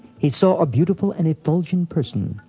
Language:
English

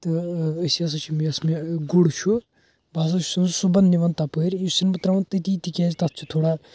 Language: Kashmiri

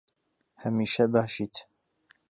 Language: Central Kurdish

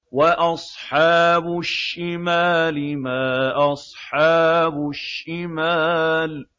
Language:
Arabic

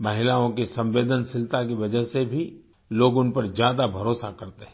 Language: Hindi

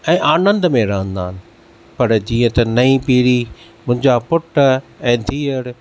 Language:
Sindhi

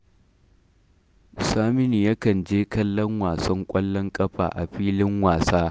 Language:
Hausa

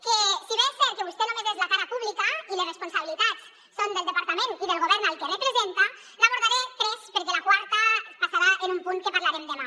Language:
Catalan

